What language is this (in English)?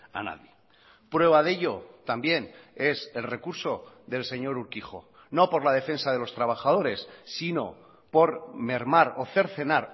Spanish